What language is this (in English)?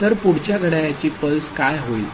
Marathi